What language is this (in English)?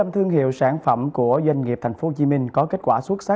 Vietnamese